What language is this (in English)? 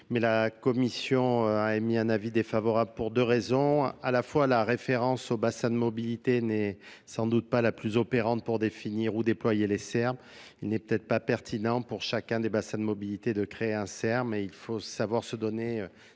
French